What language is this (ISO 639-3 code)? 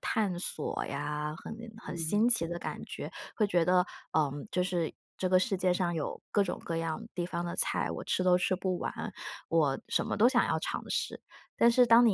zho